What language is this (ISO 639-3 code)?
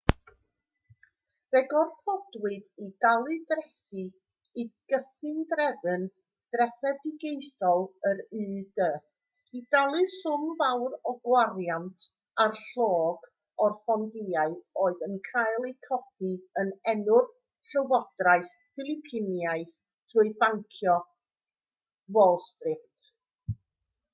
cym